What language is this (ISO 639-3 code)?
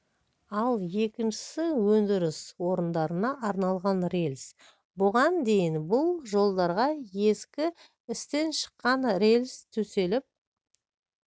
kaz